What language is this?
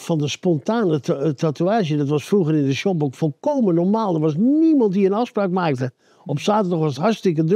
Dutch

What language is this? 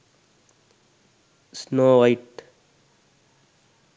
Sinhala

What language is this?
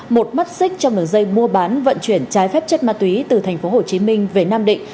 Vietnamese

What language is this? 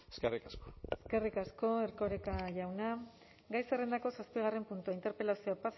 Basque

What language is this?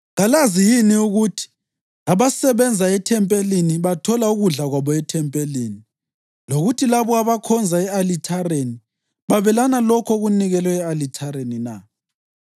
North Ndebele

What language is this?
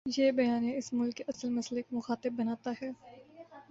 Urdu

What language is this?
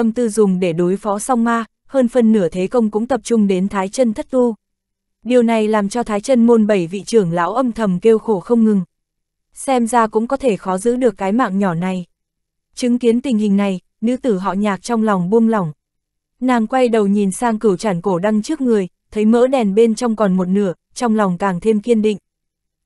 Vietnamese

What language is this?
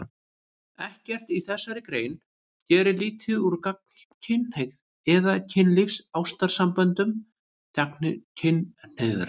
Icelandic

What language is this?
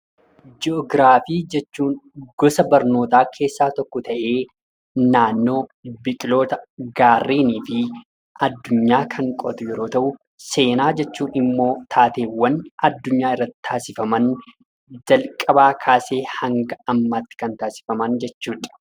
Oromo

